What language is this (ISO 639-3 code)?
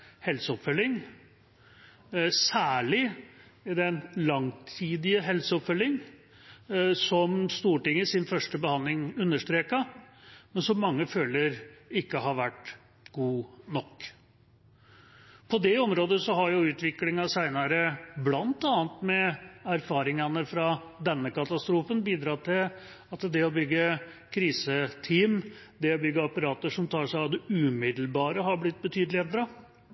nob